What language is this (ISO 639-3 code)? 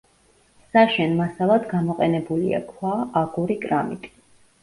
kat